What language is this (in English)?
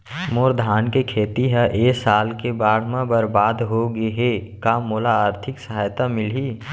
Chhattisgarhi